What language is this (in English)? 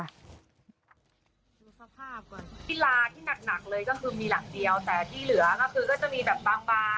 Thai